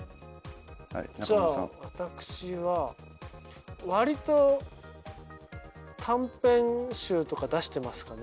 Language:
Japanese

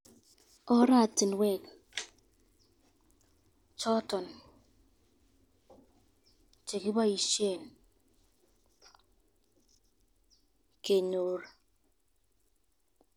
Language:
Kalenjin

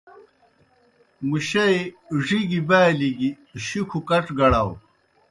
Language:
Kohistani Shina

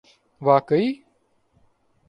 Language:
Urdu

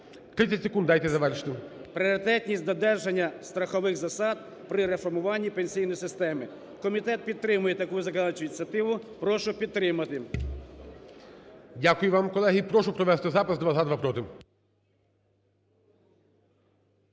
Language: Ukrainian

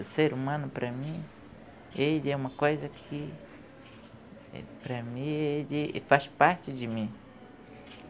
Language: Portuguese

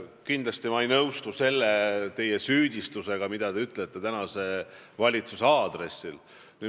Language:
Estonian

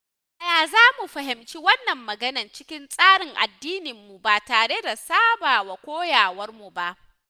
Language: Hausa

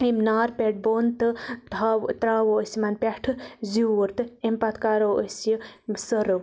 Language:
Kashmiri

